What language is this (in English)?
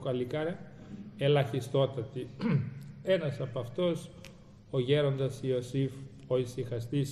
Greek